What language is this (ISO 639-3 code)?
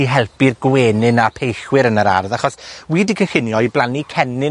cym